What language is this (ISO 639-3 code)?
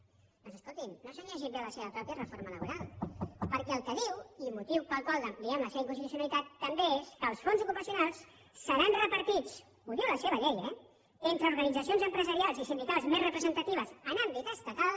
cat